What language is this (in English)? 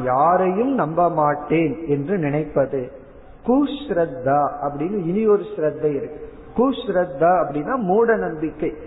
Tamil